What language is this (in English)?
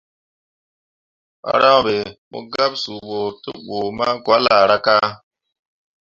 Mundang